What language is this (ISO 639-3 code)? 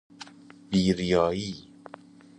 fas